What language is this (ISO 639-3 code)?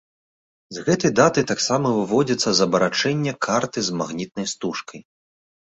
bel